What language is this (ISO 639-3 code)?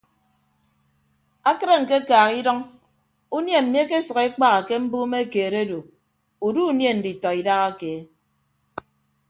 ibb